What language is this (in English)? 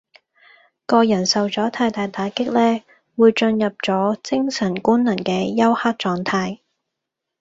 Cantonese